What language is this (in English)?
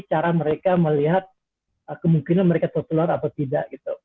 Indonesian